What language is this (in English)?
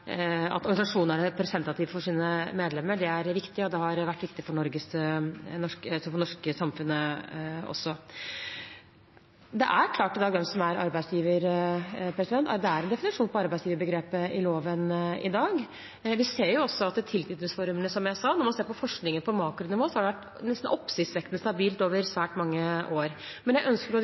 Norwegian Bokmål